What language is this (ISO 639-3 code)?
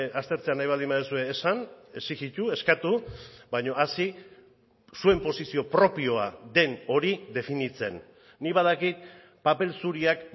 eus